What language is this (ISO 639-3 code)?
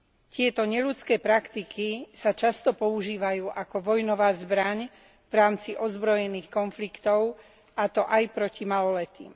slk